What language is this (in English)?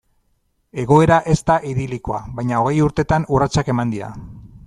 Basque